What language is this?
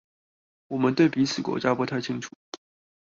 Chinese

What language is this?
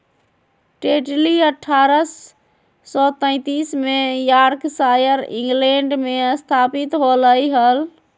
Magahi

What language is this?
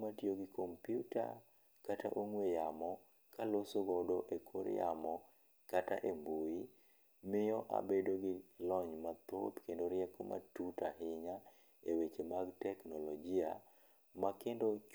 Luo (Kenya and Tanzania)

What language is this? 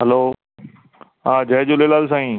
Sindhi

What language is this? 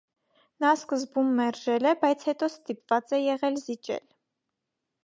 Armenian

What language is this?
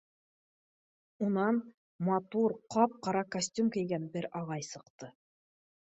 Bashkir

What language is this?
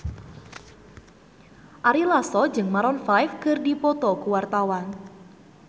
Sundanese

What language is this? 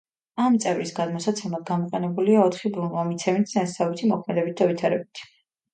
Georgian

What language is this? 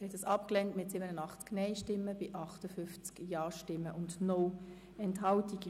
Swiss German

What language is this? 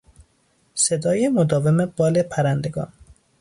Persian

